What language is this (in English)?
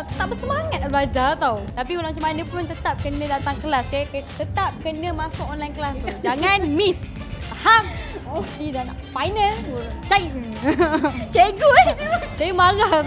Malay